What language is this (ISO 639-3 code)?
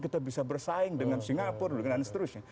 ind